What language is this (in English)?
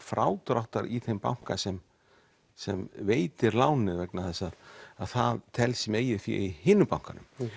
Icelandic